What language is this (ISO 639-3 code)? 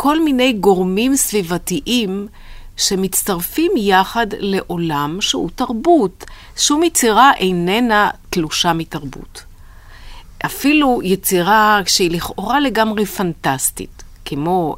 heb